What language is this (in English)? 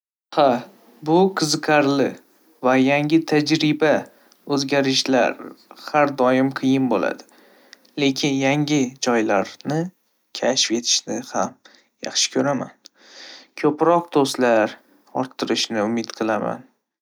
Uzbek